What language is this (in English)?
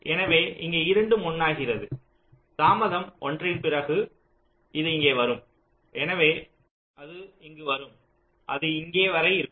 Tamil